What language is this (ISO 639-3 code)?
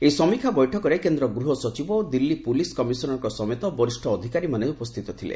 ori